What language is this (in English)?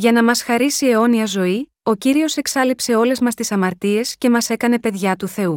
Greek